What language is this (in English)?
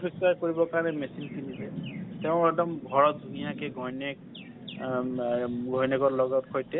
Assamese